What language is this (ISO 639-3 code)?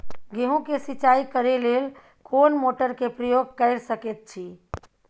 mai